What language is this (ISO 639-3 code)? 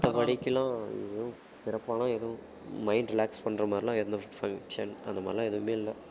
tam